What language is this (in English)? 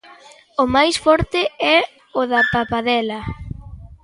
Galician